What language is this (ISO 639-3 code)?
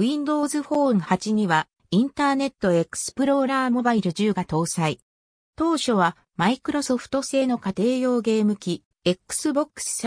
jpn